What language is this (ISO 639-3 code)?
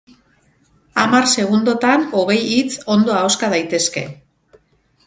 eus